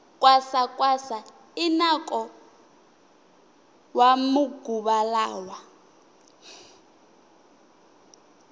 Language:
Tsonga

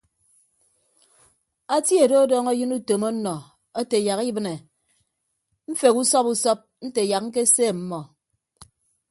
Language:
Ibibio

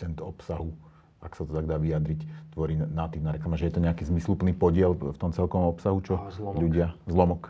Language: Slovak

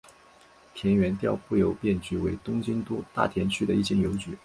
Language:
Chinese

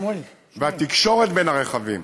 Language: Hebrew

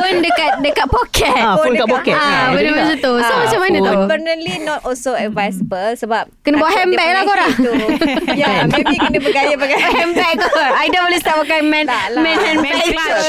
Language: Malay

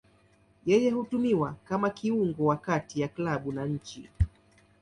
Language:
Swahili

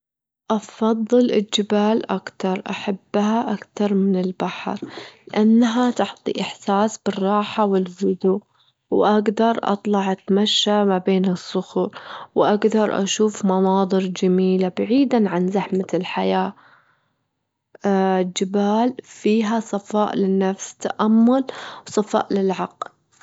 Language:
Gulf Arabic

